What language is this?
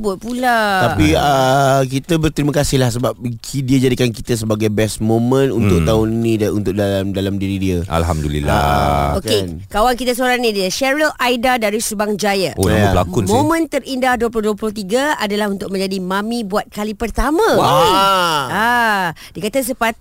Malay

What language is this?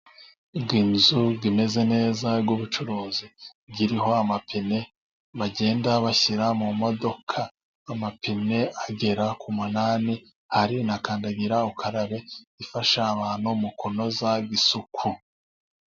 Kinyarwanda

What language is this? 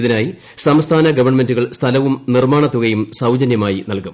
Malayalam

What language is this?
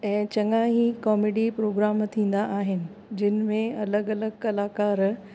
Sindhi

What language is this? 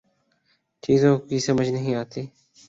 Urdu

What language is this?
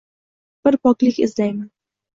Uzbek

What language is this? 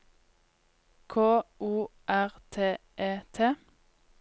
Norwegian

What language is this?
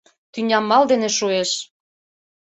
Mari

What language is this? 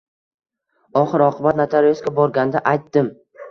Uzbek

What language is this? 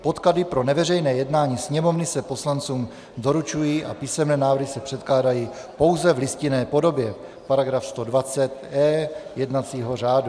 Czech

